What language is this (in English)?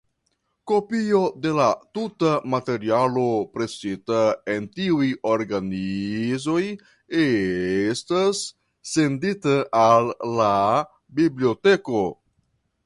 Esperanto